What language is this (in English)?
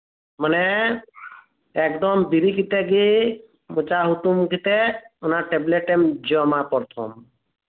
Santali